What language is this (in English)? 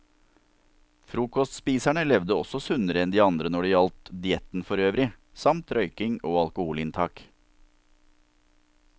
Norwegian